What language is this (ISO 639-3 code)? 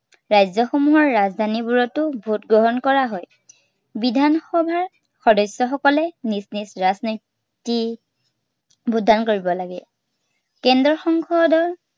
asm